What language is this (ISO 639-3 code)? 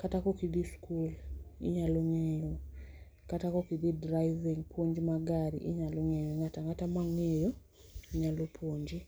luo